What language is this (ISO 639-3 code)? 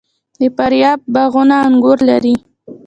pus